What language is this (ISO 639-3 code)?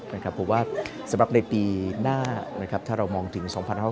tha